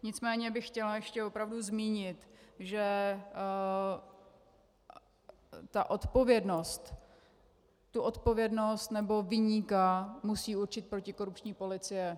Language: Czech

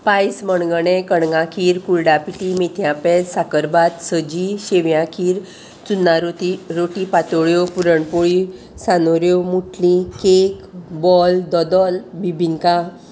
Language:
Konkani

